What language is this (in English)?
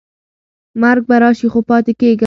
Pashto